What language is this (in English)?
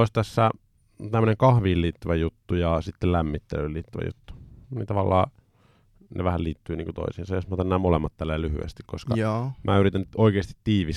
Finnish